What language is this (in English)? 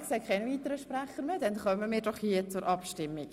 Swiss German